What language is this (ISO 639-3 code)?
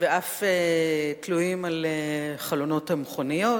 heb